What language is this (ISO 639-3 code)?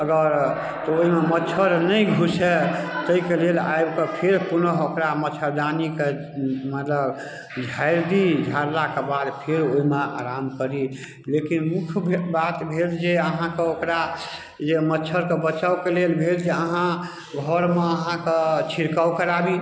mai